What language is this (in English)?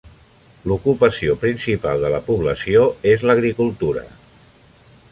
Catalan